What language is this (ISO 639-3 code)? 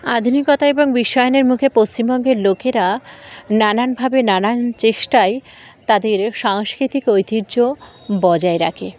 ben